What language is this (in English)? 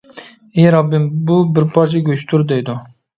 Uyghur